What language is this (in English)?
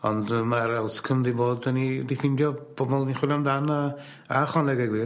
Welsh